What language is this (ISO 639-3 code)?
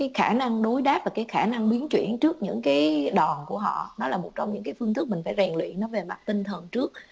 vie